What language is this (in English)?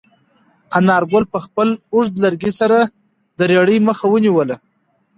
Pashto